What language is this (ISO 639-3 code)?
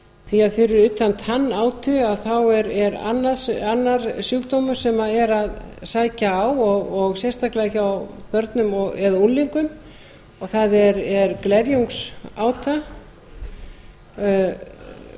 isl